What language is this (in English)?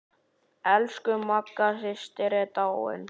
Icelandic